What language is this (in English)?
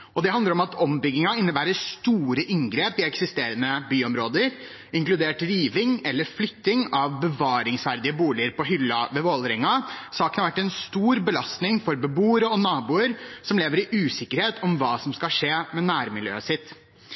Norwegian Bokmål